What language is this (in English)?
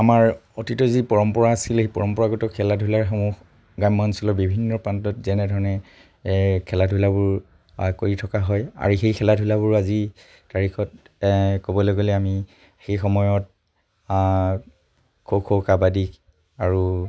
Assamese